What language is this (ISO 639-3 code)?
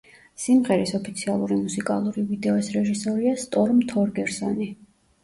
kat